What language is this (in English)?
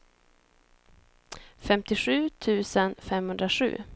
Swedish